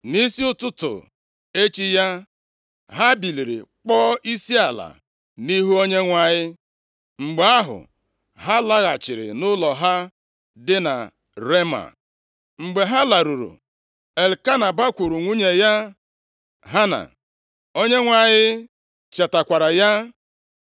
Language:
Igbo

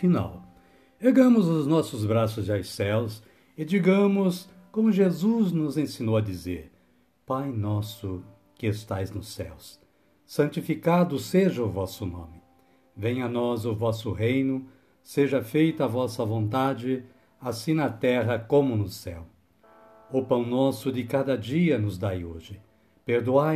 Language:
Portuguese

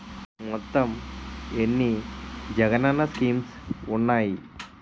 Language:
Telugu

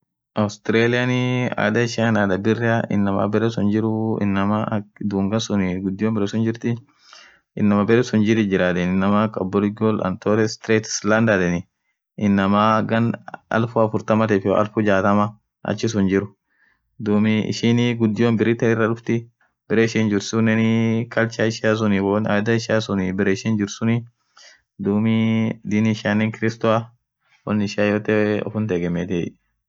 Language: Orma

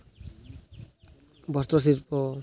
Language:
Santali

